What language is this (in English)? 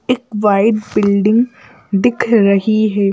Hindi